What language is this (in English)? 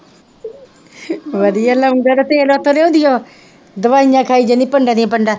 Punjabi